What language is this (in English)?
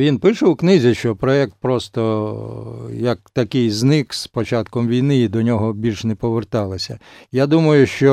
Ukrainian